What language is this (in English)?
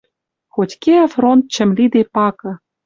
Western Mari